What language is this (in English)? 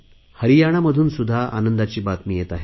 Marathi